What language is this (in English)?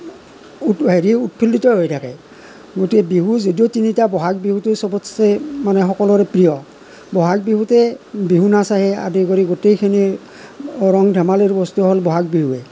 Assamese